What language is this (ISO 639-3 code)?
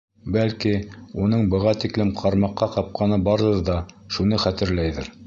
bak